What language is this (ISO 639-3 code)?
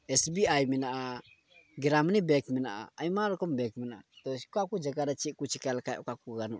sat